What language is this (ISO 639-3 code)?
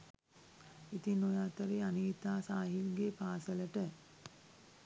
sin